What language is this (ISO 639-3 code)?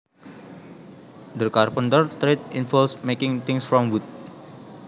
jav